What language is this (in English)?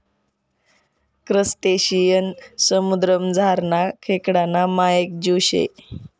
Marathi